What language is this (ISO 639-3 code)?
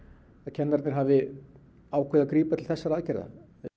isl